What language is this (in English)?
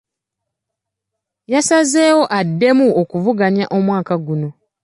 Ganda